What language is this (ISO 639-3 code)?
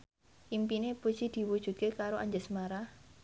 jav